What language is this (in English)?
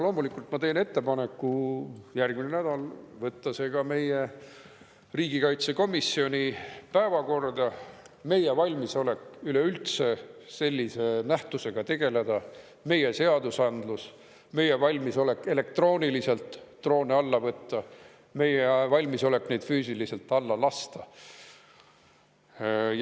Estonian